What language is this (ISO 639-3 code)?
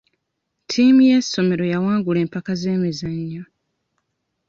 lug